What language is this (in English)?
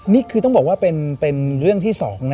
Thai